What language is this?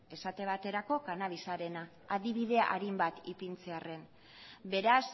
Basque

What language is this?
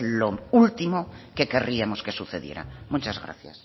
Spanish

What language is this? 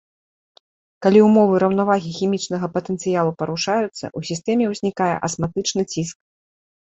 Belarusian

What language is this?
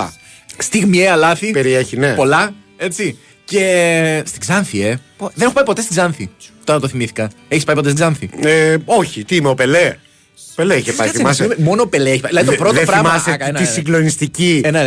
Greek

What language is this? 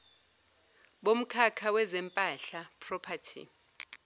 Zulu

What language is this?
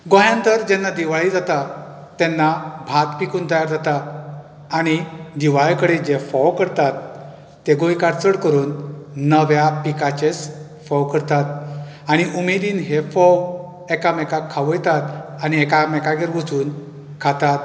Konkani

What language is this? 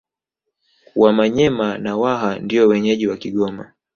Swahili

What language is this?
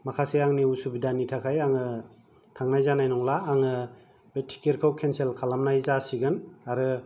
Bodo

